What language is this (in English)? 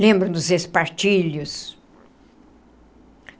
Portuguese